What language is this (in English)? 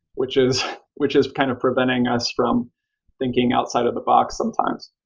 English